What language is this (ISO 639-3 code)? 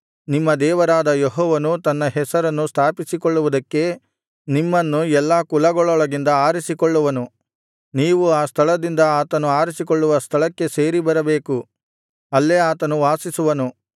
kan